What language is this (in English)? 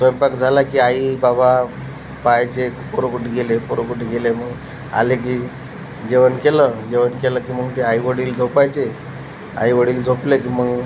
Marathi